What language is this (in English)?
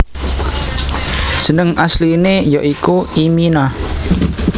Javanese